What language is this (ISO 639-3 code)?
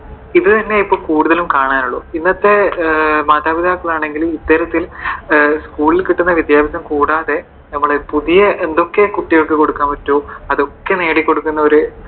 mal